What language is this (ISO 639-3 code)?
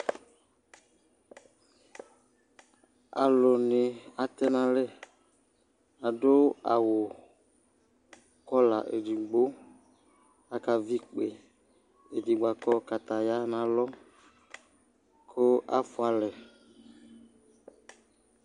kpo